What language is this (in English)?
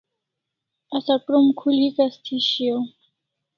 Kalasha